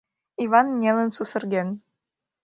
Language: Mari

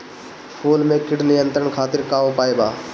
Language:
Bhojpuri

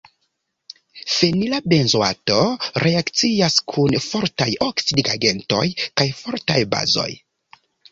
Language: Esperanto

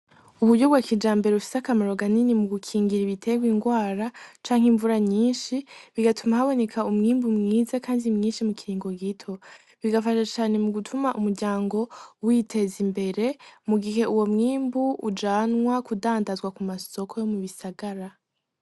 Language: Rundi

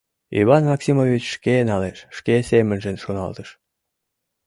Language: Mari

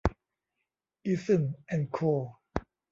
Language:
Thai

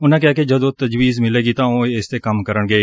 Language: Punjabi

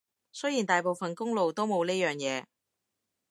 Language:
Cantonese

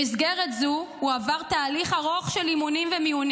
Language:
Hebrew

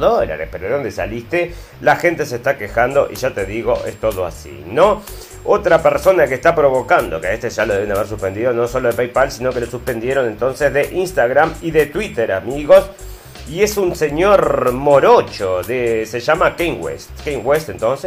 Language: Spanish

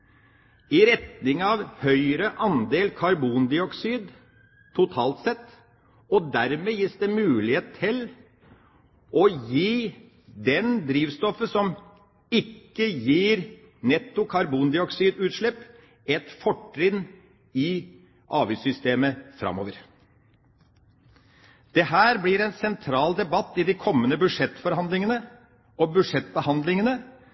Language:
Norwegian Bokmål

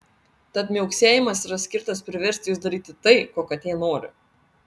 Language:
Lithuanian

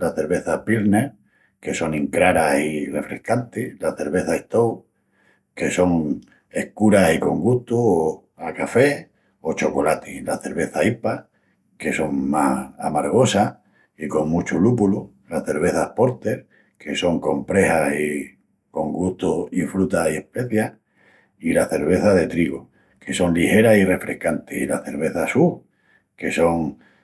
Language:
Extremaduran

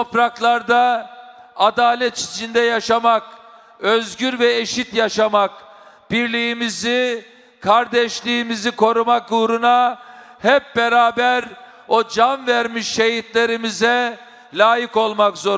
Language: Turkish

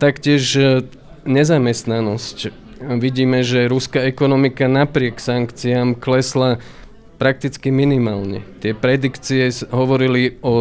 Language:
Slovak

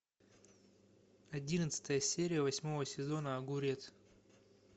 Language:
Russian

